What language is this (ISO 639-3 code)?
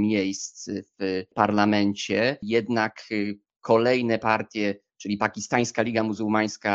pol